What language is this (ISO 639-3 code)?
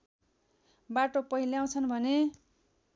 nep